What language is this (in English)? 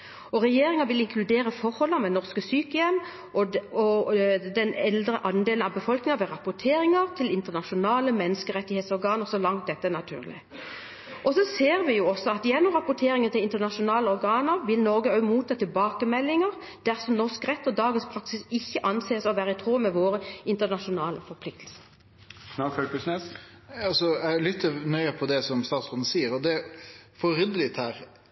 Norwegian